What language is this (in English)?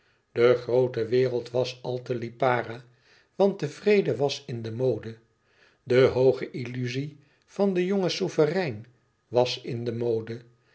Dutch